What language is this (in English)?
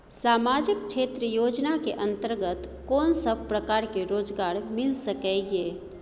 Maithili